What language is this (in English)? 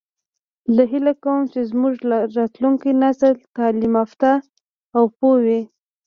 Pashto